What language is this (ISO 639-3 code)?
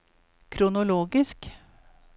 nor